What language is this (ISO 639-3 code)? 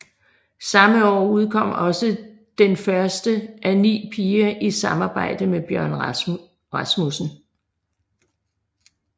dan